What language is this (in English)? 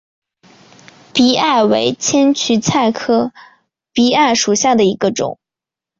Chinese